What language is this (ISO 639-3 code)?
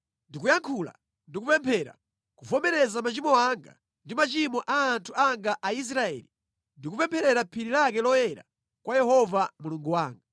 nya